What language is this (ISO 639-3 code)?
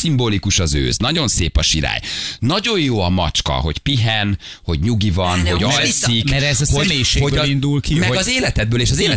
hun